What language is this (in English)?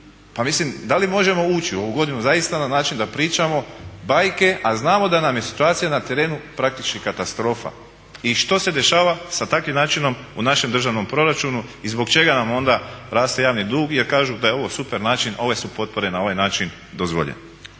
Croatian